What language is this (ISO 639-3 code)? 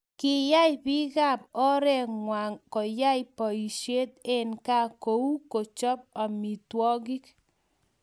kln